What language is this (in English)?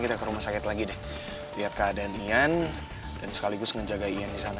Indonesian